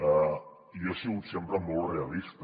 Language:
Catalan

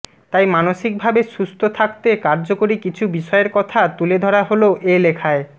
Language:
Bangla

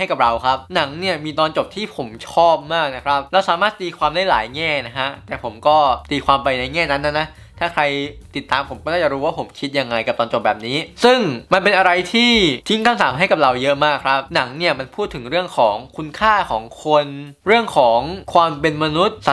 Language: Thai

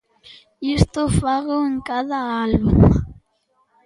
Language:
Galician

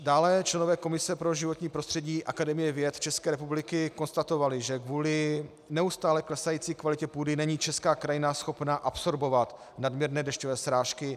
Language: Czech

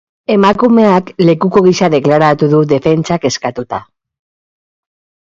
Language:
Basque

